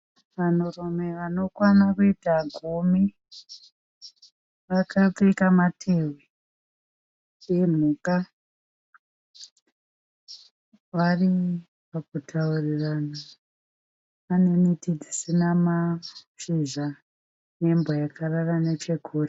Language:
Shona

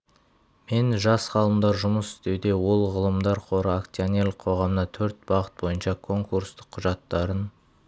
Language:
Kazakh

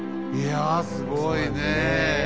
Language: Japanese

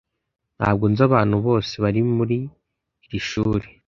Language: Kinyarwanda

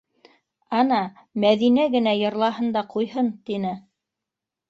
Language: Bashkir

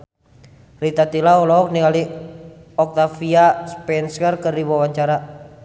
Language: Sundanese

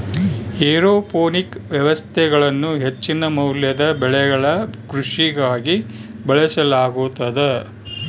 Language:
Kannada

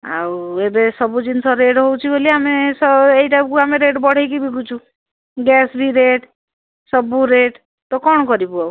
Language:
Odia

